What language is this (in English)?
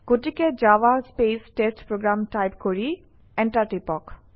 Assamese